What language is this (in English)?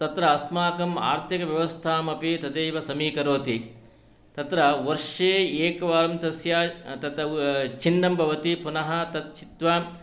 Sanskrit